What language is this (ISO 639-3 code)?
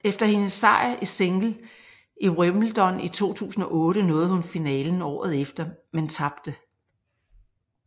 dan